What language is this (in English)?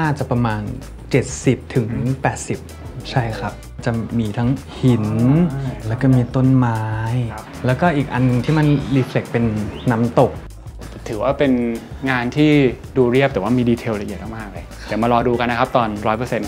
Thai